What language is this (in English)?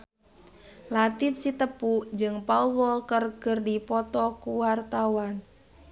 Sundanese